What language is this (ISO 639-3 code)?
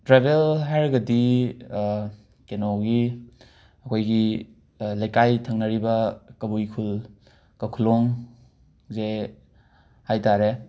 mni